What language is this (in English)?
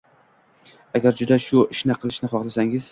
Uzbek